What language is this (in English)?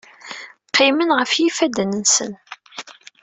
Kabyle